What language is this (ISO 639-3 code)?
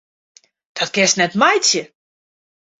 fry